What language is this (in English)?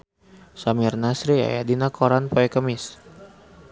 Sundanese